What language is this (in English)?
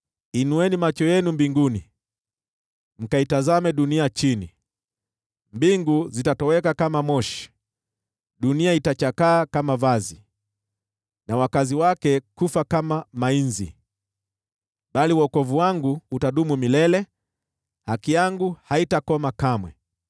Swahili